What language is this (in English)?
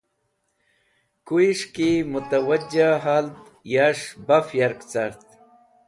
Wakhi